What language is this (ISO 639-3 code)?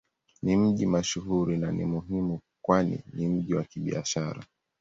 swa